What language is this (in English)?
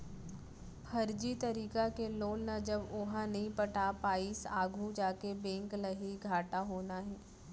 Chhattisgarhi